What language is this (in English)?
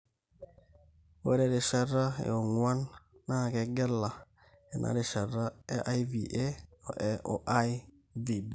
Masai